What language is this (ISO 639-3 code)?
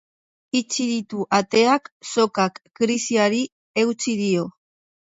eus